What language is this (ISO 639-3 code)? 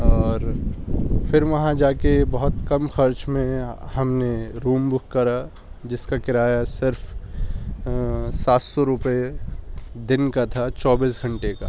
urd